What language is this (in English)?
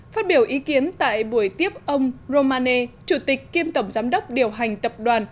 Vietnamese